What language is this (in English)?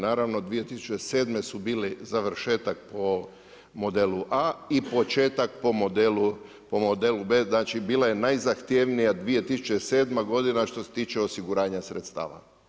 Croatian